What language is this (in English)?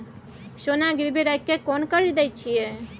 Maithili